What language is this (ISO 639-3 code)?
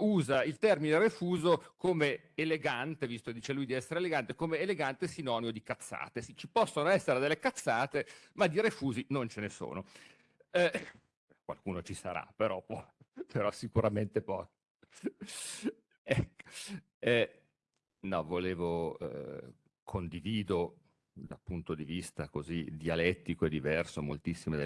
ita